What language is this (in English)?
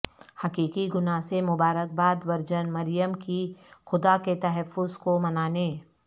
Urdu